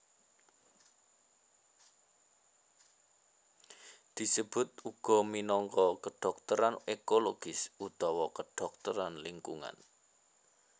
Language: Javanese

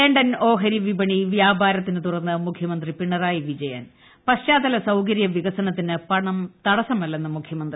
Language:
Malayalam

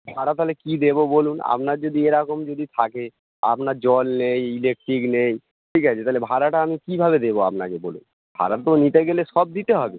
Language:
Bangla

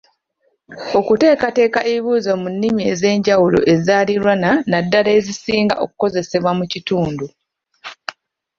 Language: Ganda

